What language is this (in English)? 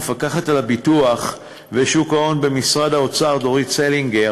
Hebrew